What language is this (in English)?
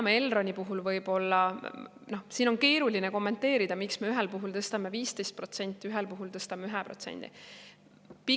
Estonian